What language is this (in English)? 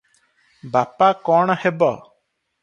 Odia